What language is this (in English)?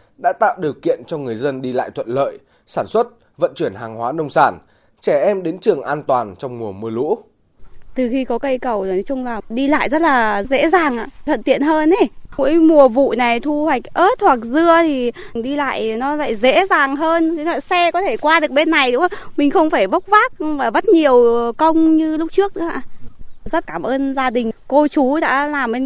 Vietnamese